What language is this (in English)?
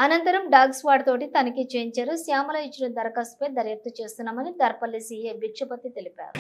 Telugu